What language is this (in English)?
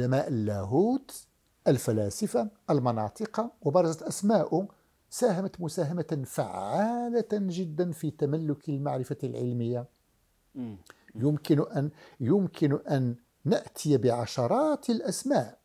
Arabic